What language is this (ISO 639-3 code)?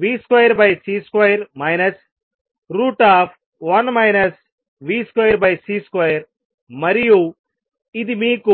tel